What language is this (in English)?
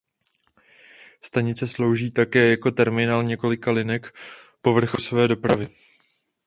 Czech